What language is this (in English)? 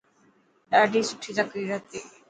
Dhatki